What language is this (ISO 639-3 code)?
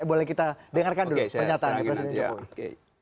ind